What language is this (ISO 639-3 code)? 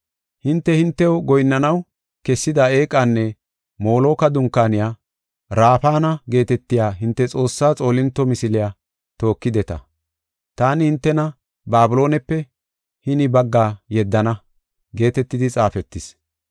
gof